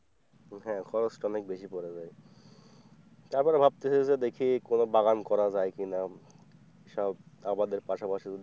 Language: Bangla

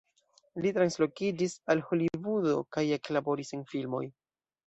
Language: Esperanto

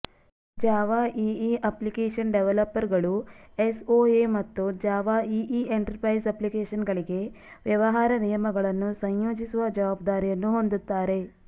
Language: Kannada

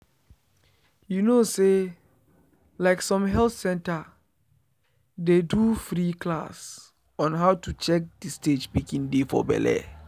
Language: Nigerian Pidgin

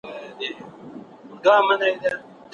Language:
Pashto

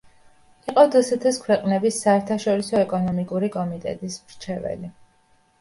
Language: Georgian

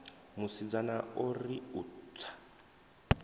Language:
Venda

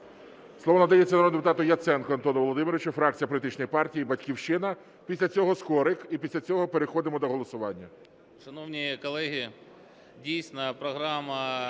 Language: Ukrainian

